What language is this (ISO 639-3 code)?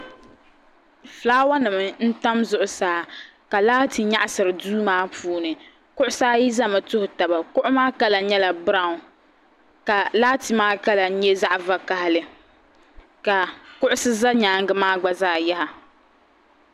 dag